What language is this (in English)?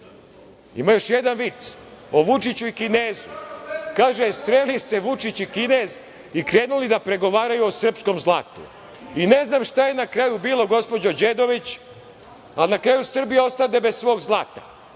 Serbian